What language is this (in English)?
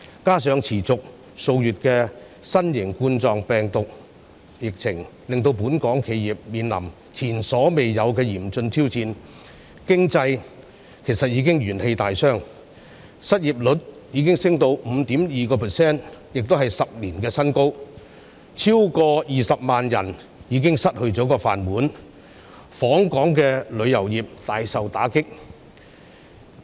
Cantonese